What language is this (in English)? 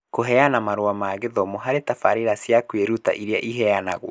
Kikuyu